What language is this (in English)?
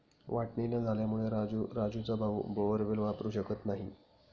Marathi